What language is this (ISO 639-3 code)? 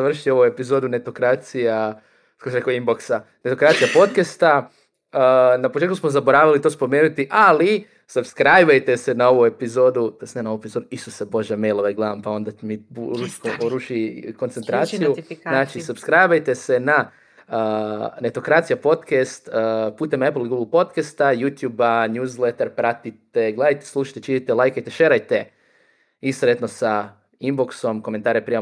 hrv